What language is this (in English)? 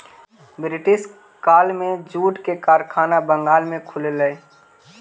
Magahi